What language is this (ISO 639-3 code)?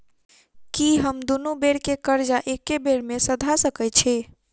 mai